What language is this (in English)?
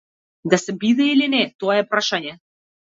Macedonian